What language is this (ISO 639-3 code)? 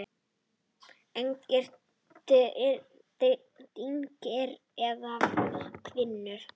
isl